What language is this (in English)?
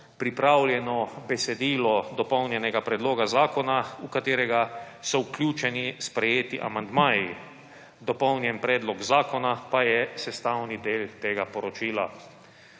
Slovenian